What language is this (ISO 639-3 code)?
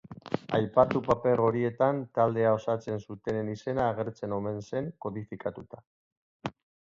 eus